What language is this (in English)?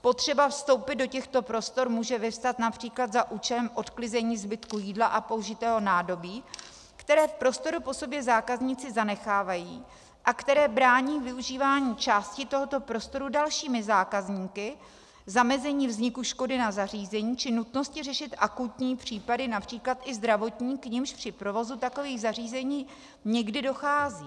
Czech